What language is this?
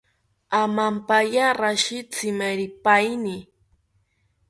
South Ucayali Ashéninka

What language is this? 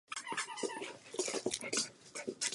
Czech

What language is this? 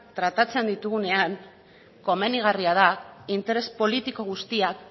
Basque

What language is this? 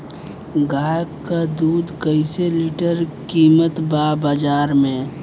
Bhojpuri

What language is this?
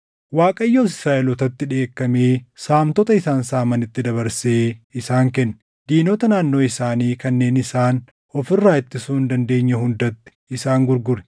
Oromo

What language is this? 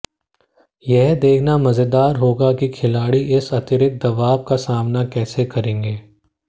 Hindi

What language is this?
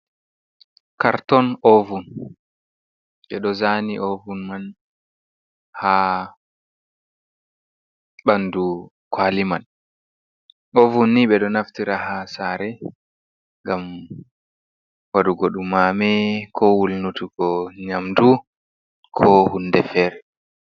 Fula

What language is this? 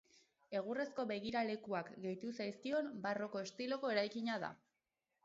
Basque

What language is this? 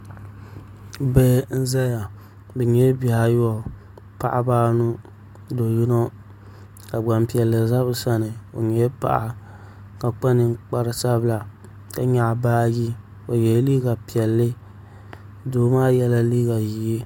Dagbani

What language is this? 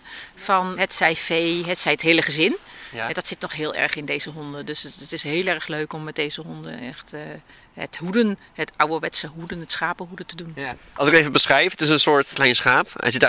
Dutch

